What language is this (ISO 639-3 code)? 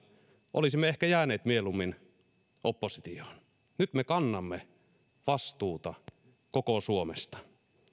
fin